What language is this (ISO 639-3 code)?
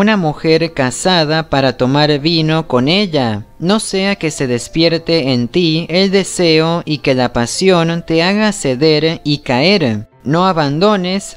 spa